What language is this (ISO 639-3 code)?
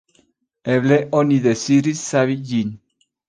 epo